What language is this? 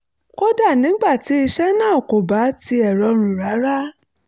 Yoruba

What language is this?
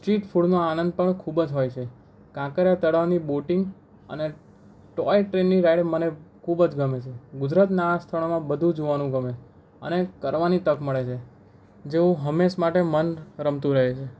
Gujarati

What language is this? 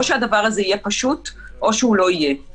Hebrew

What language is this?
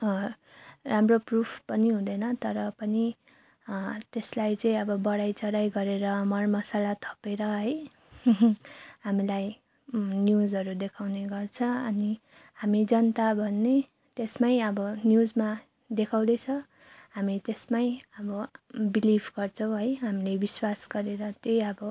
Nepali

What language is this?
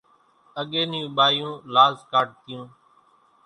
Kachi Koli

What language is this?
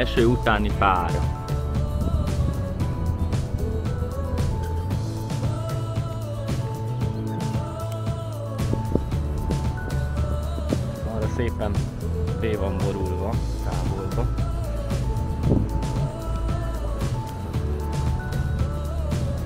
Hungarian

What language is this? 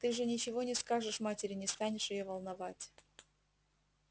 Russian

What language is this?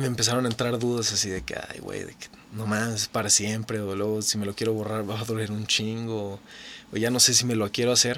Spanish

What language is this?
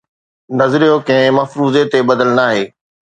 Sindhi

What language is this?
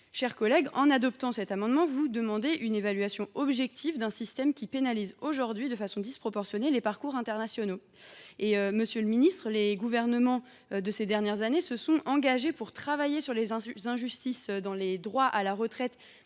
French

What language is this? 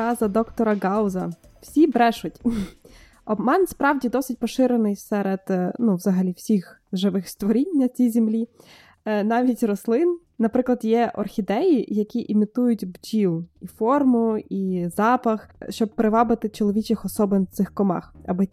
Ukrainian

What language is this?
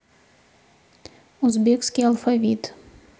Russian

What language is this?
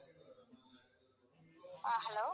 Tamil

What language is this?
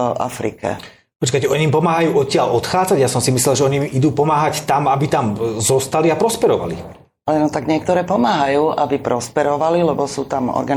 Slovak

